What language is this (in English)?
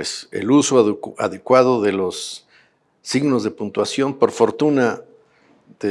Spanish